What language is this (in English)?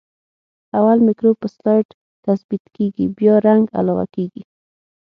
Pashto